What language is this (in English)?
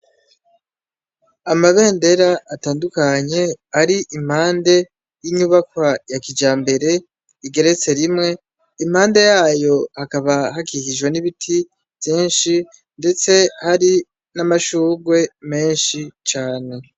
Rundi